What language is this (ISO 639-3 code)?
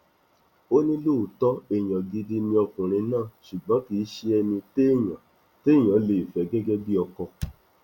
yor